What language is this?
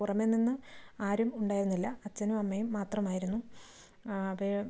Malayalam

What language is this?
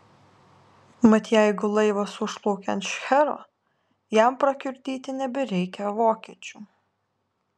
Lithuanian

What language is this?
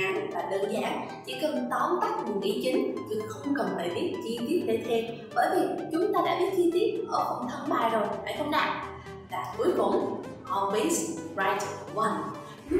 Vietnamese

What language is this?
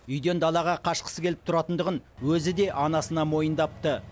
Kazakh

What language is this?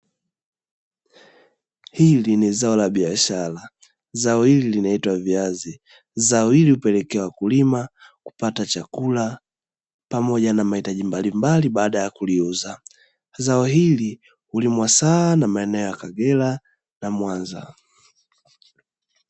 Swahili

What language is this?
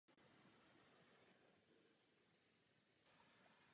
Czech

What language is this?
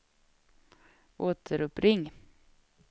Swedish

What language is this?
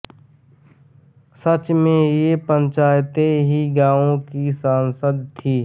Hindi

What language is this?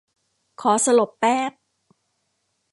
Thai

